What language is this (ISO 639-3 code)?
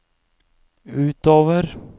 nor